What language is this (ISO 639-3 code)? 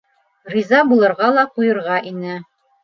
bak